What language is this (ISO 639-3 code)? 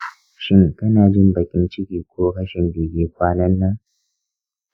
hau